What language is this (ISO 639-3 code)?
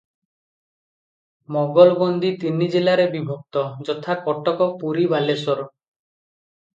ori